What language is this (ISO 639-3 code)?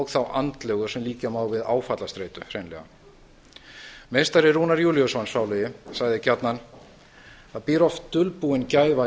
isl